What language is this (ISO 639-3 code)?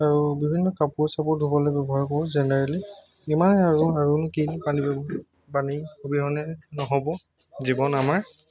asm